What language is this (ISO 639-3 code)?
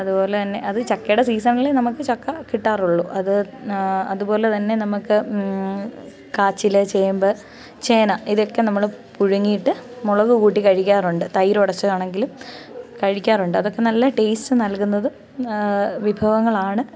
mal